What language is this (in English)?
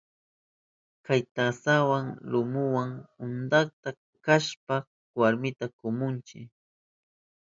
Southern Pastaza Quechua